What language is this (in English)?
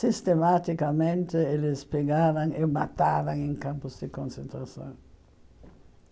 Portuguese